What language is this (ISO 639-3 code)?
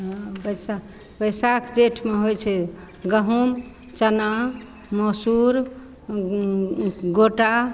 mai